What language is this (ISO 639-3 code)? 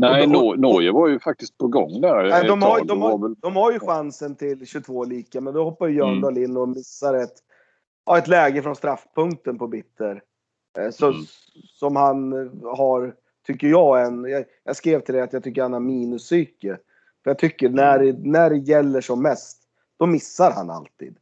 swe